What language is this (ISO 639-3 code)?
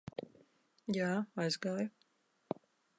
lav